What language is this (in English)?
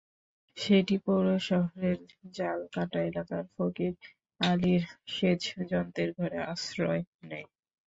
Bangla